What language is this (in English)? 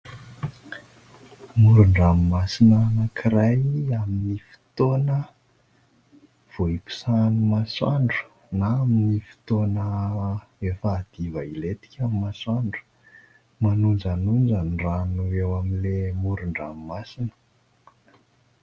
Malagasy